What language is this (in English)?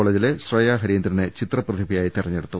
Malayalam